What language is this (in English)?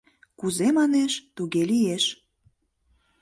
Mari